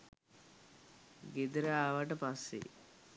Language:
Sinhala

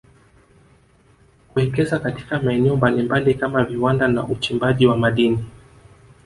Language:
Swahili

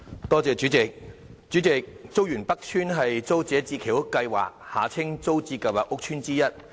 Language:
Cantonese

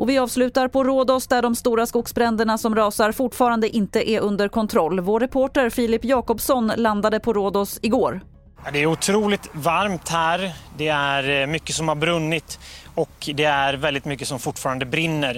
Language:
Swedish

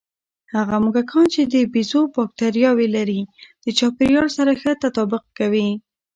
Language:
Pashto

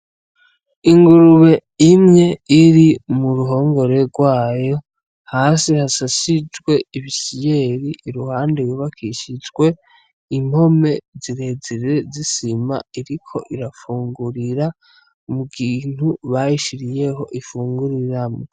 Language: Rundi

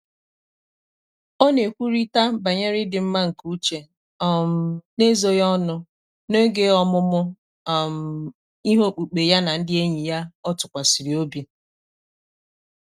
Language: Igbo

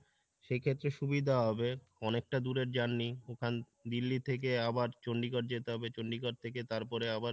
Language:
Bangla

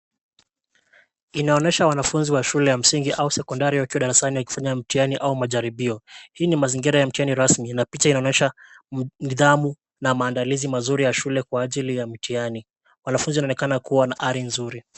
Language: Swahili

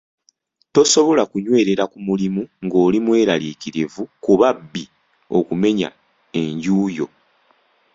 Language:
Ganda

